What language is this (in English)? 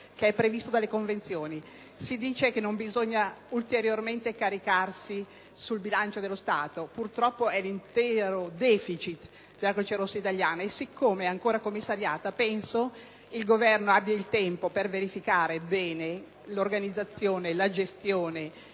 Italian